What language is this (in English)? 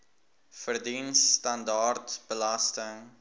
Afrikaans